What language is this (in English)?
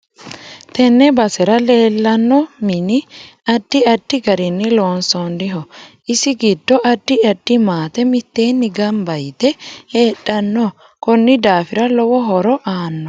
Sidamo